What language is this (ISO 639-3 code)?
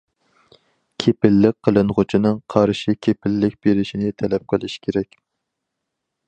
uig